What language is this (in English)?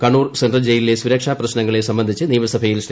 Malayalam